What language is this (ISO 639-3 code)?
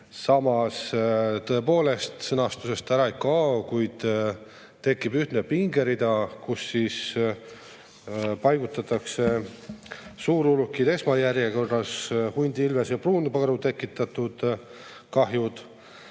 est